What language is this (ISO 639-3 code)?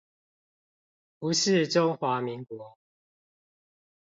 zho